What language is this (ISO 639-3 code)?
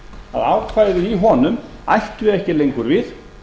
isl